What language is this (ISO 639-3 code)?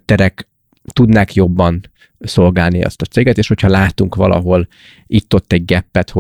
hun